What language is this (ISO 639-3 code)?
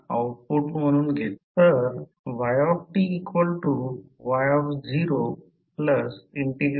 mar